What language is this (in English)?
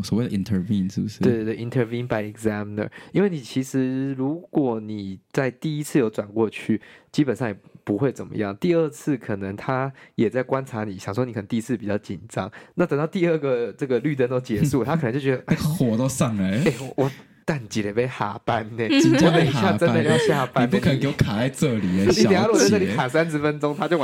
Chinese